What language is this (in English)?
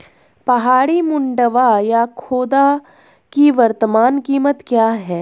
Hindi